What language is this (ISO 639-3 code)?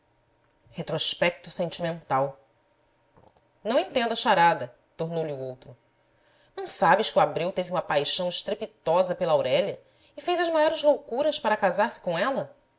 por